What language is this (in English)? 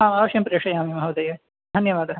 Sanskrit